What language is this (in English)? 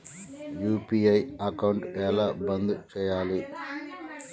Telugu